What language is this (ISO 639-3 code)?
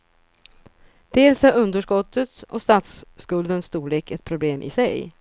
swe